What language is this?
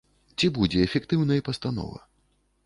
Belarusian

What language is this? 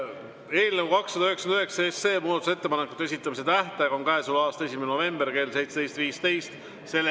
Estonian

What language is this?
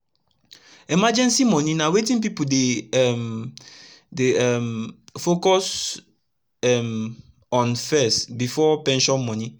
Nigerian Pidgin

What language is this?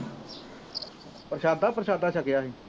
Punjabi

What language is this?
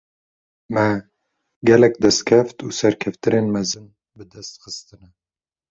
Kurdish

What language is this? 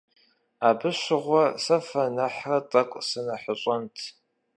Kabardian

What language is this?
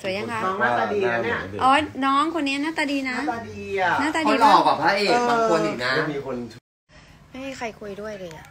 Thai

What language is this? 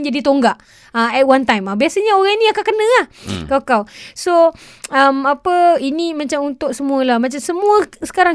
Malay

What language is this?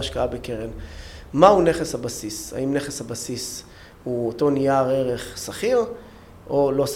Hebrew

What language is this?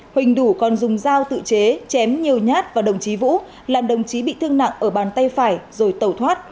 Vietnamese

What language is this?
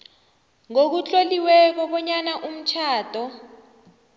South Ndebele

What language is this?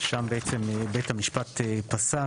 Hebrew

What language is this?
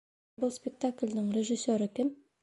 Bashkir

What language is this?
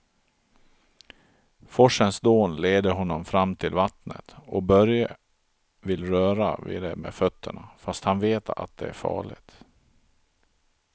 Swedish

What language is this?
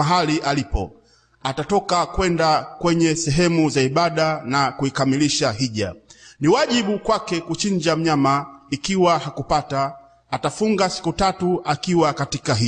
Swahili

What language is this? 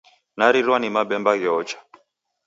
Taita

